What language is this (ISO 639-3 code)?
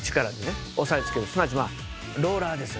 jpn